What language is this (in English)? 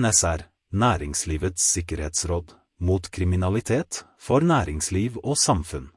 Norwegian